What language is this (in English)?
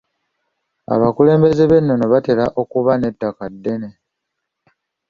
Ganda